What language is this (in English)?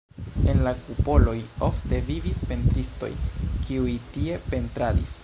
Esperanto